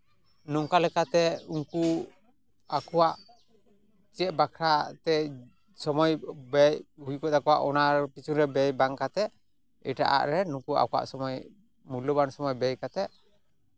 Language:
Santali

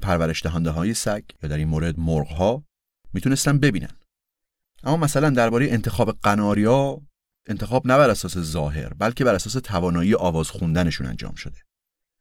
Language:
Persian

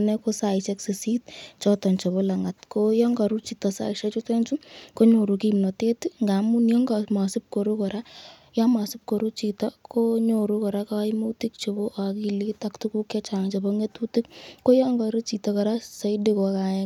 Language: Kalenjin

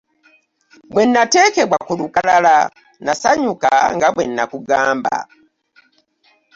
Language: Ganda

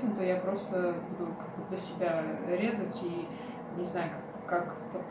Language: Russian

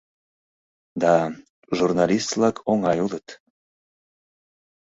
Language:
Mari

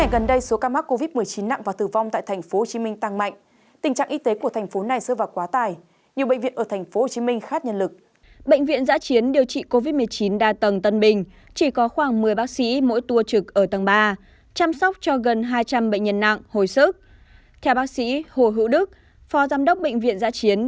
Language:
Vietnamese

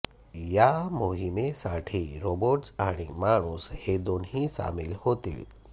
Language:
Marathi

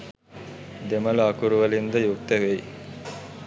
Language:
Sinhala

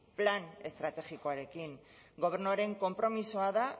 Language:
Basque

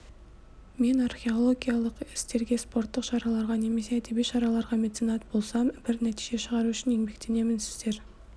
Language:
Kazakh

